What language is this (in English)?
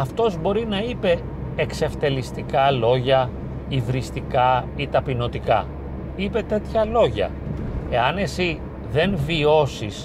Greek